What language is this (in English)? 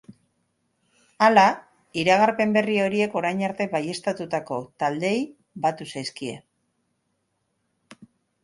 Basque